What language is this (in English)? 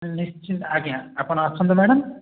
Odia